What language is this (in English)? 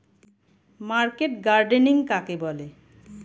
Bangla